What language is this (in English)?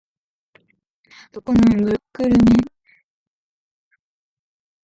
Korean